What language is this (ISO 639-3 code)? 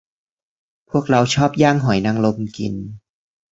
tha